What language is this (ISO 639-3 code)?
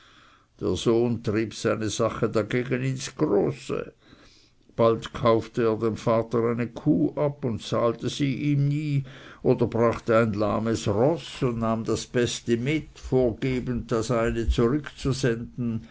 deu